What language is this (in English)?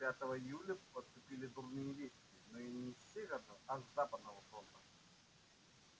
Russian